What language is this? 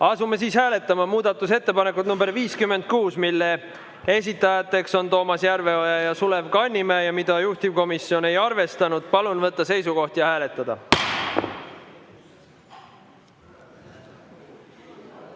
Estonian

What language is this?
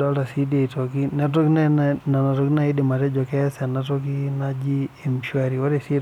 Masai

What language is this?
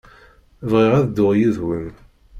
Kabyle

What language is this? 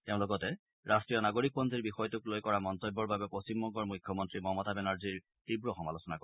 Assamese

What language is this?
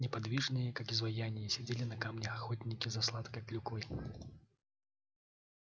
Russian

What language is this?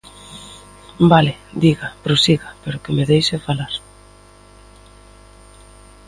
Galician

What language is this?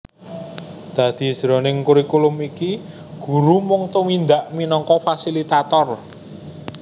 Javanese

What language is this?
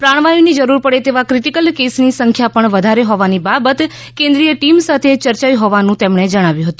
Gujarati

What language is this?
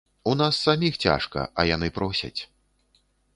Belarusian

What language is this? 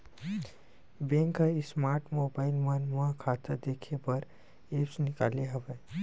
Chhattisgarhi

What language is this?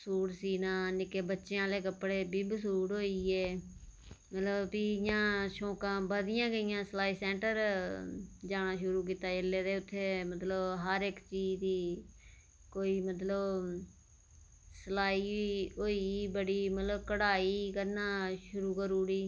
Dogri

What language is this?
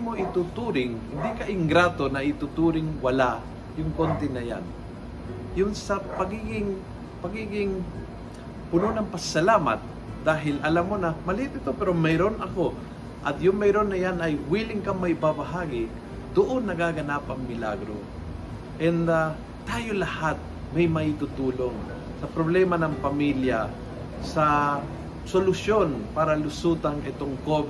Filipino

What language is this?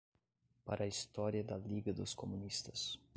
Portuguese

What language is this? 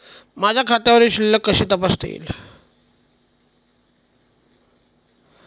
Marathi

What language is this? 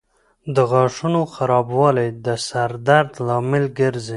Pashto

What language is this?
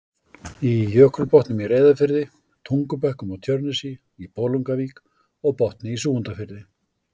Icelandic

